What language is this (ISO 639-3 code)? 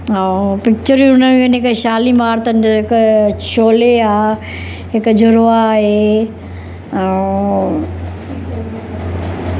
snd